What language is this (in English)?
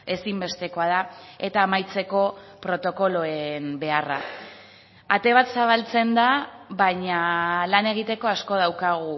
Basque